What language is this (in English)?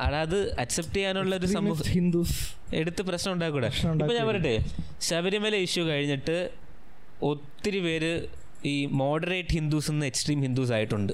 Malayalam